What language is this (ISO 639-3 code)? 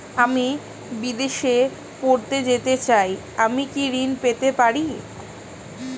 ben